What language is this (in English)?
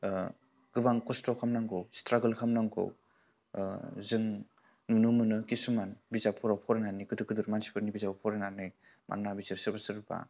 Bodo